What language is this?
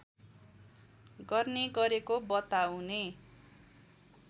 Nepali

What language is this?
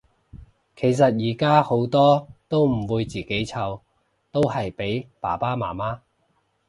Cantonese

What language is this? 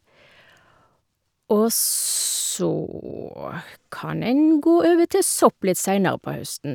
Norwegian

